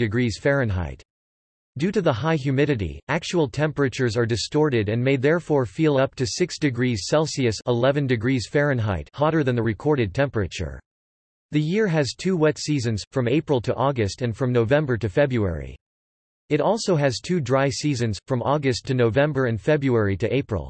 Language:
English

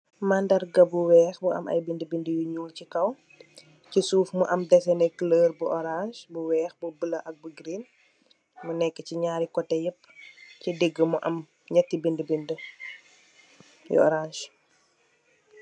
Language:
Wolof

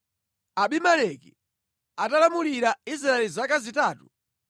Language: Nyanja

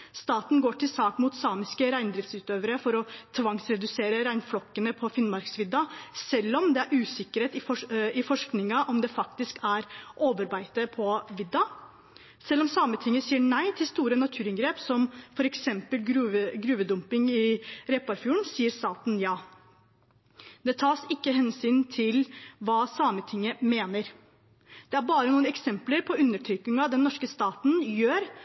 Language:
Norwegian Bokmål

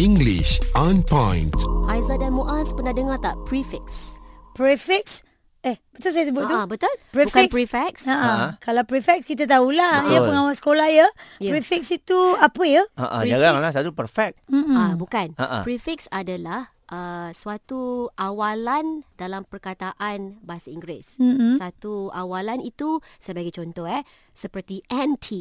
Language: Malay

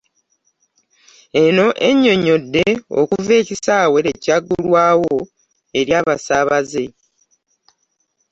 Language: Ganda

